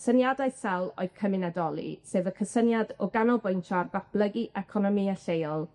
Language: Welsh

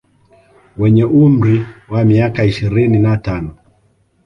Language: Swahili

